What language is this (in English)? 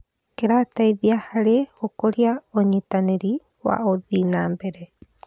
Kikuyu